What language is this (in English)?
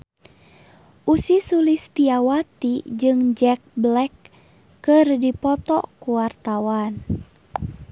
Sundanese